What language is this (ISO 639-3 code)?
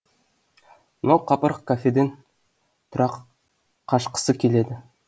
kaz